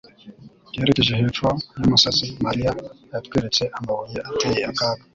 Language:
Kinyarwanda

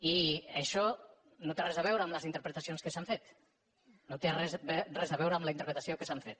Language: Catalan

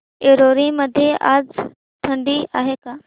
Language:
Marathi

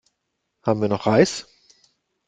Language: German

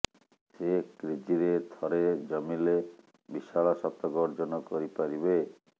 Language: Odia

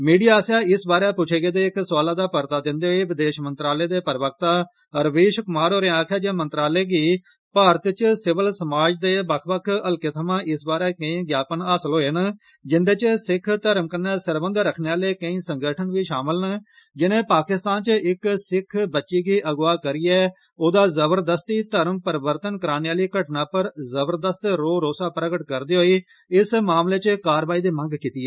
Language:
Dogri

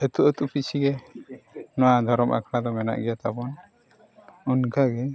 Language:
Santali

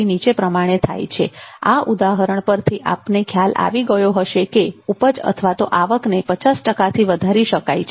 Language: Gujarati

